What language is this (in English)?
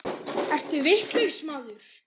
Icelandic